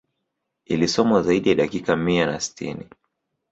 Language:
Swahili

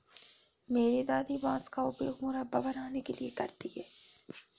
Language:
Hindi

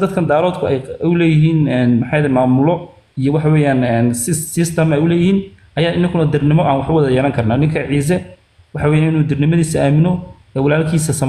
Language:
Arabic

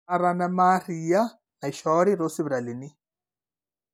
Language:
Masai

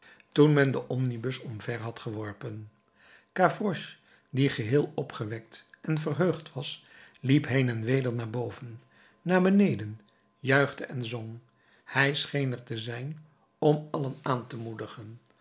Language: Dutch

